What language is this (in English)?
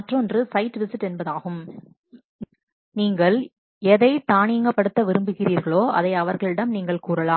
Tamil